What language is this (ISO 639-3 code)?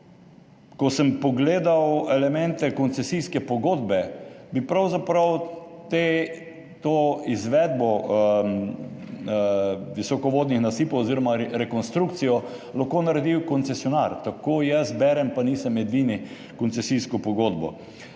slv